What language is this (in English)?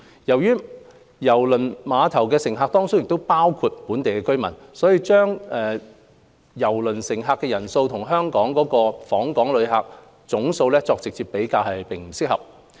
Cantonese